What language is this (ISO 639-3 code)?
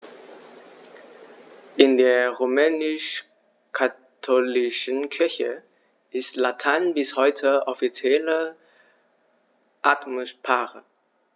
deu